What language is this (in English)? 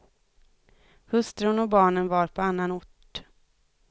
Swedish